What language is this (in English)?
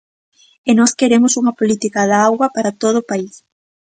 Galician